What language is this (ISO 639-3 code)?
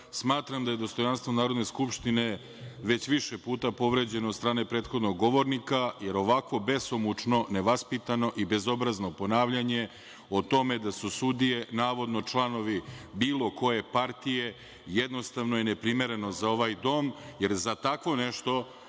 srp